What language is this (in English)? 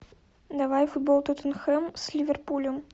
Russian